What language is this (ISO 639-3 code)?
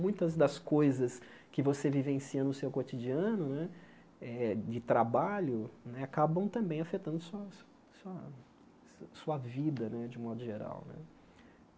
por